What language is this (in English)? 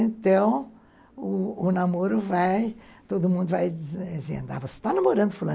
Portuguese